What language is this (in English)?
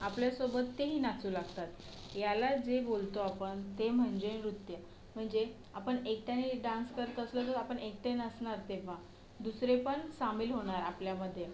Marathi